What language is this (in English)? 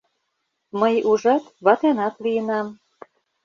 Mari